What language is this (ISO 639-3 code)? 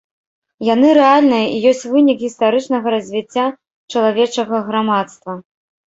bel